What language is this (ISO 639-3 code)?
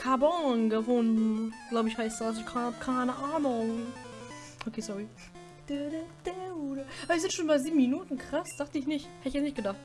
deu